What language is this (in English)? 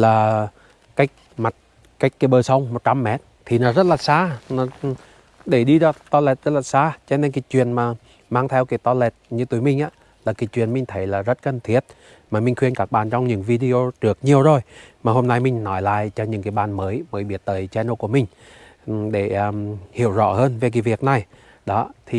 Vietnamese